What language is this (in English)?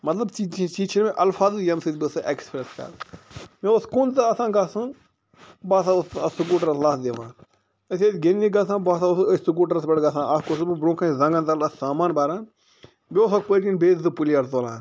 Kashmiri